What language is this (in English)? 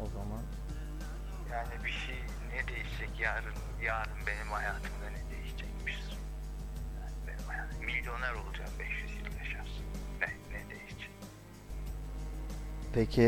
Turkish